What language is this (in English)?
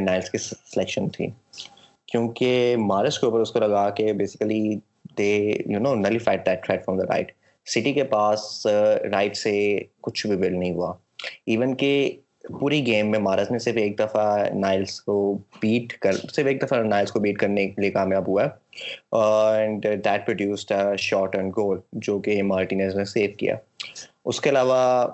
Urdu